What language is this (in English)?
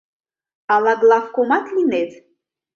Mari